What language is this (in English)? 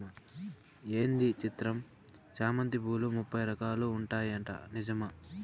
Telugu